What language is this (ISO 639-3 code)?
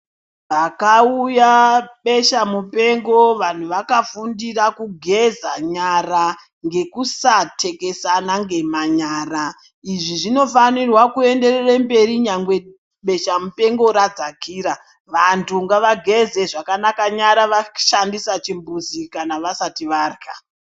ndc